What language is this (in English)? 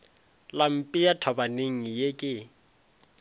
Northern Sotho